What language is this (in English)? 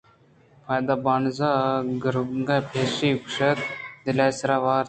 Eastern Balochi